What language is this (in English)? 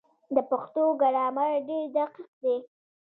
Pashto